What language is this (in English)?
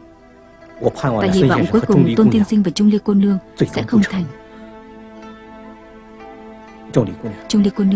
Vietnamese